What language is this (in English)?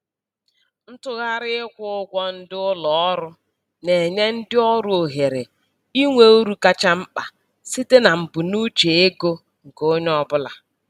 Igbo